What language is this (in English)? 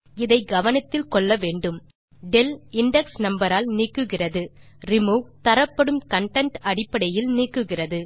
Tamil